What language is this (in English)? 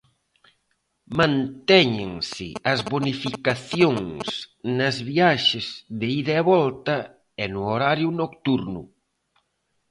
Galician